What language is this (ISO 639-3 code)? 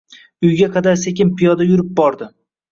uzb